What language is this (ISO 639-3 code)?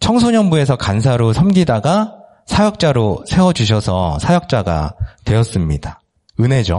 kor